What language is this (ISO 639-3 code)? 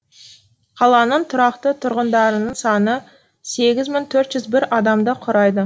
kaz